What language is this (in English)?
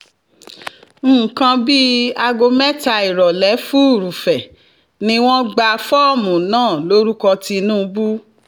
Yoruba